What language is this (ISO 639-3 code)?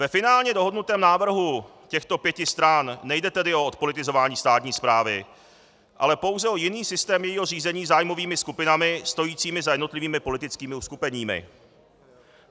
ces